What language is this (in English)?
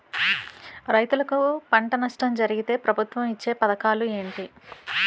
Telugu